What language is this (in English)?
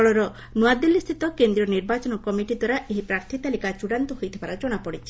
Odia